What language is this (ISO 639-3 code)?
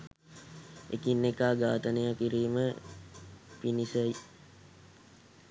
sin